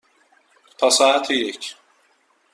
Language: Persian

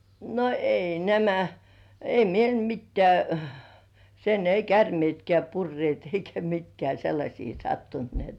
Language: Finnish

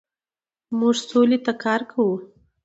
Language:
Pashto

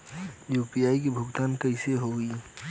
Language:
Bhojpuri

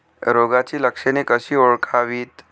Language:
Marathi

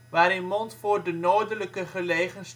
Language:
Dutch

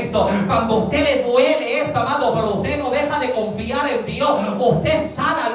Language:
Spanish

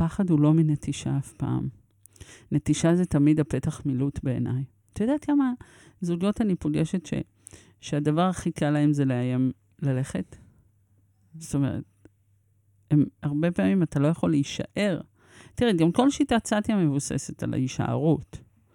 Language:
Hebrew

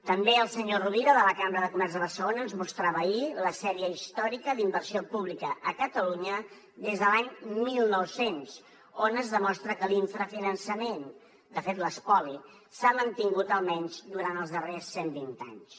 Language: Catalan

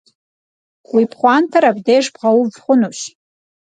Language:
Kabardian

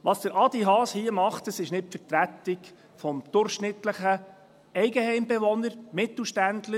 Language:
Swiss German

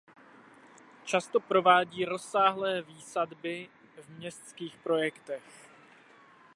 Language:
Czech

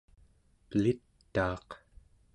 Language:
Central Yupik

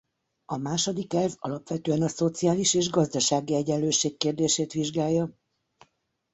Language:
Hungarian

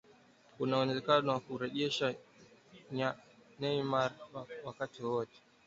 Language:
Swahili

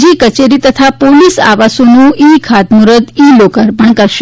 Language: Gujarati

